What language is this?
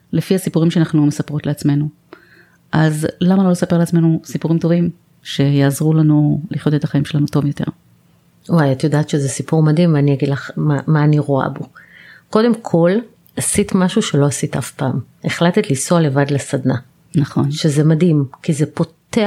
Hebrew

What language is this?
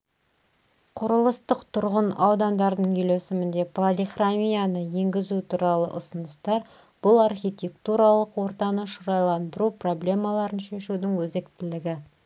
Kazakh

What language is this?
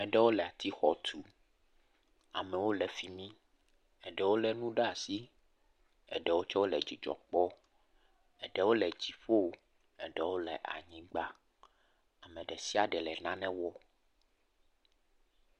Ewe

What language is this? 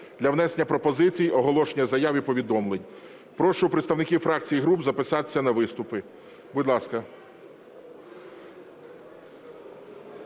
Ukrainian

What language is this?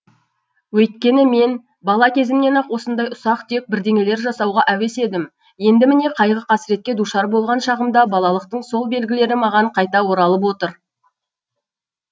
Kazakh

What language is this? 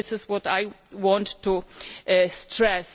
English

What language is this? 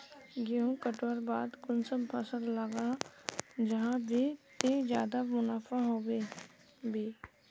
Magahi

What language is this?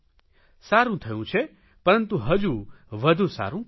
Gujarati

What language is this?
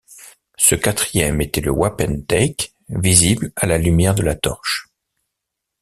French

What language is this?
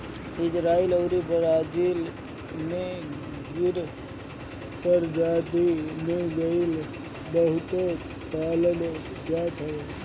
Bhojpuri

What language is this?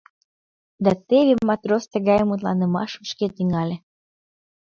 Mari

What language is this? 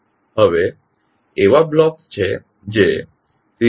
Gujarati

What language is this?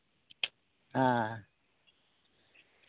Santali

